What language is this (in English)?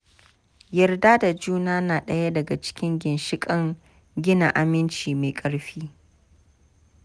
Hausa